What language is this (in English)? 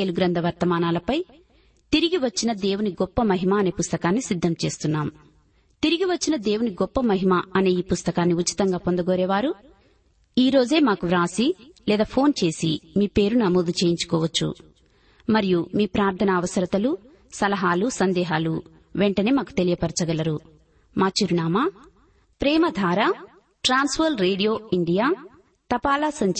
Telugu